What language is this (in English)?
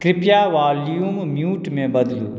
Maithili